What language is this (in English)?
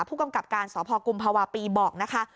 Thai